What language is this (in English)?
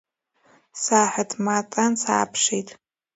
Abkhazian